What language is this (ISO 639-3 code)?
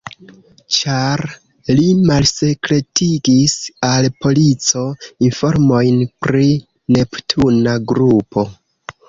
epo